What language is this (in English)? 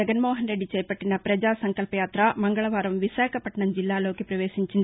Telugu